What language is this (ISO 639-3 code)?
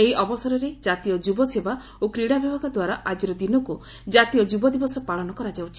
ori